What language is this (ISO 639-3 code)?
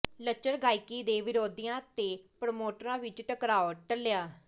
pan